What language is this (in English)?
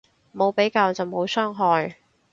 Cantonese